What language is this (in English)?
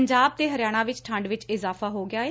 Punjabi